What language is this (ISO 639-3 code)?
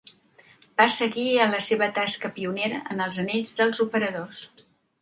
cat